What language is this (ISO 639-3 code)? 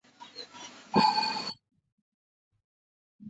zho